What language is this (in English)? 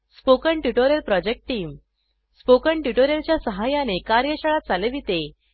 Marathi